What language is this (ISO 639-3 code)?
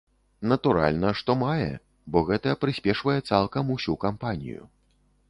bel